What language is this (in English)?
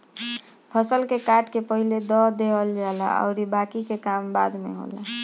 Bhojpuri